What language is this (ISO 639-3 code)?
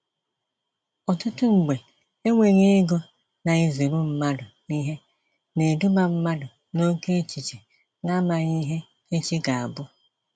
ibo